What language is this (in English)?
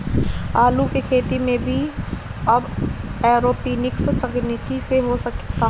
Bhojpuri